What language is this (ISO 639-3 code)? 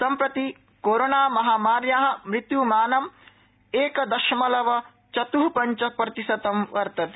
san